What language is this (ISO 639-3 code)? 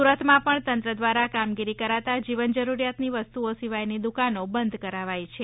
guj